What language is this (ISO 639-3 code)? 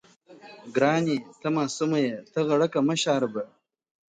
pus